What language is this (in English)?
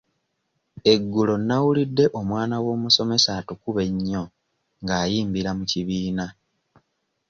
Ganda